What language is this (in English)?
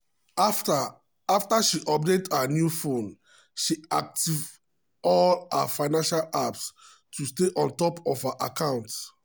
Nigerian Pidgin